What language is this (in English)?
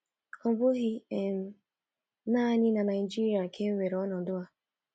Igbo